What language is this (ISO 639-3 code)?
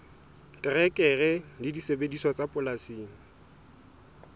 sot